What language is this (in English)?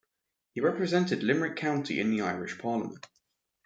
English